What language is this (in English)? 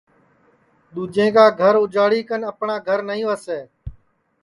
Sansi